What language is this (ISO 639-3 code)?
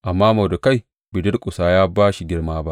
hau